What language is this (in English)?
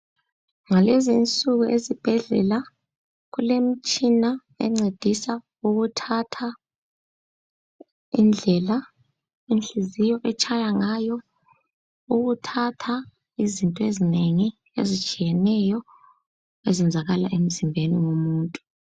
North Ndebele